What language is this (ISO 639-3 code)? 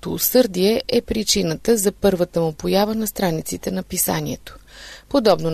bul